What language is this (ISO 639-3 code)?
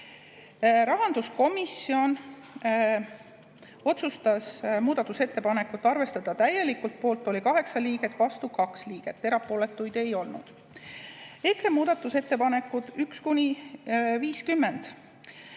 est